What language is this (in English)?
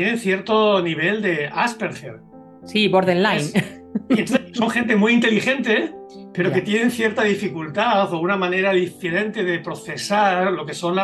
Spanish